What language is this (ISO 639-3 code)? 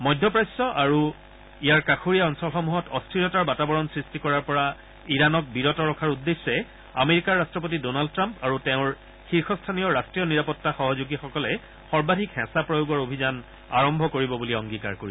asm